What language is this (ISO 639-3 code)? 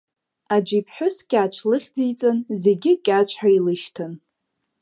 abk